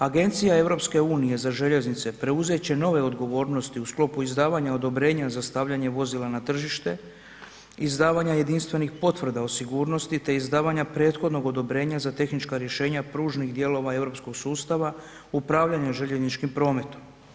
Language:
Croatian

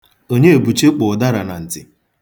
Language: Igbo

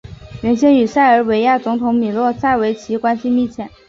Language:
Chinese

